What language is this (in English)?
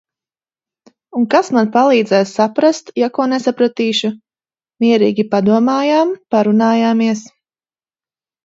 Latvian